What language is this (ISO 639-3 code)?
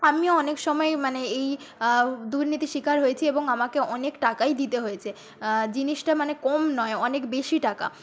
ben